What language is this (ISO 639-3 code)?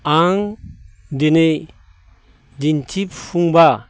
brx